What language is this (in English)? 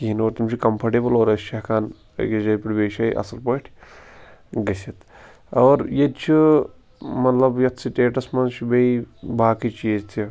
Kashmiri